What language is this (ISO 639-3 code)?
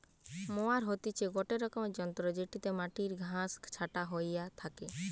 ben